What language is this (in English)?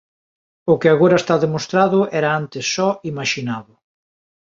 Galician